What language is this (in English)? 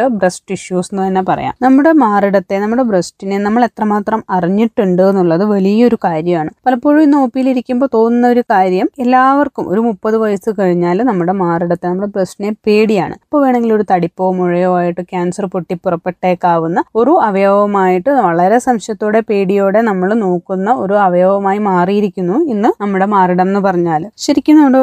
Malayalam